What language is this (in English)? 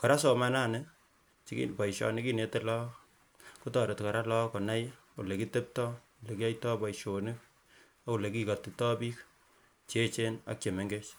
Kalenjin